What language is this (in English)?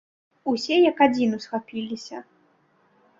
Belarusian